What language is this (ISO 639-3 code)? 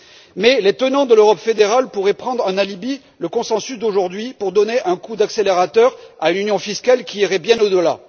fra